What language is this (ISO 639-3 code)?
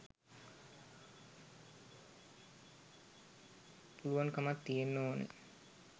sin